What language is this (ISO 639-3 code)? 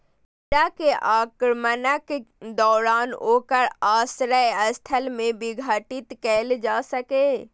mai